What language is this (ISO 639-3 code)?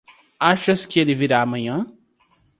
por